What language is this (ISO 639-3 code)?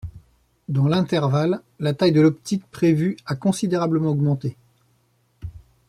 fra